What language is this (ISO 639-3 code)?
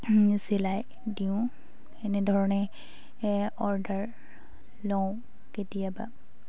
asm